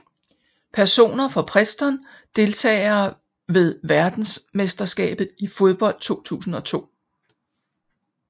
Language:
Danish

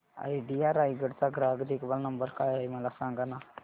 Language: Marathi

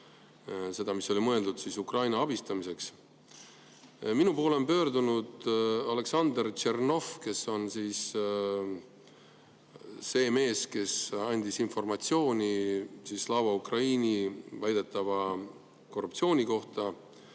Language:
Estonian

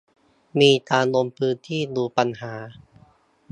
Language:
Thai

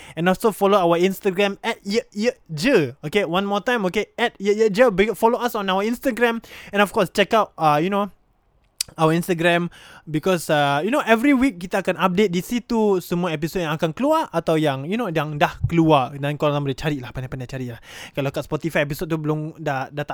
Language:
Malay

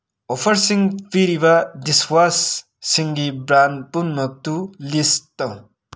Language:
Manipuri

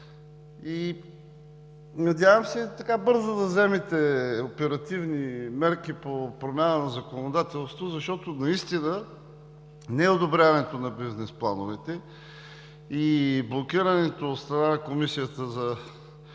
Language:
Bulgarian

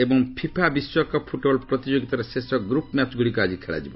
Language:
Odia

